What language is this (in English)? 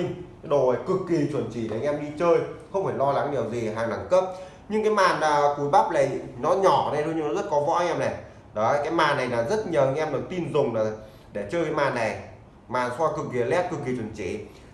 Vietnamese